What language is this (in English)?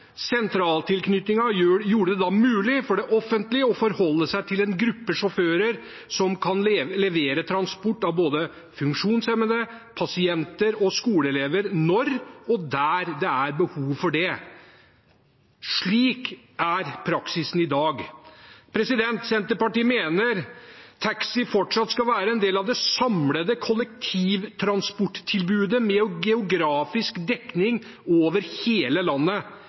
Norwegian Bokmål